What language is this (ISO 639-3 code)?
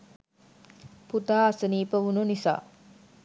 sin